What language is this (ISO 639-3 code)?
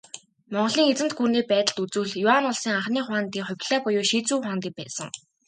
mon